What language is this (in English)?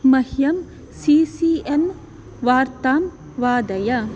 Sanskrit